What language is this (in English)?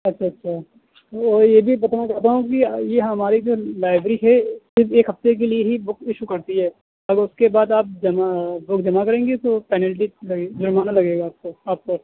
Urdu